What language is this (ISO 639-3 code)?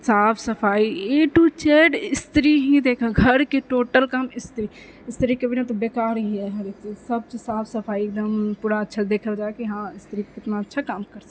mai